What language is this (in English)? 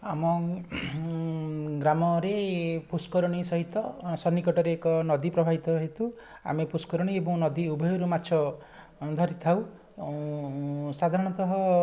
Odia